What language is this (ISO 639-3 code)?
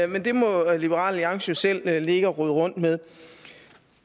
dan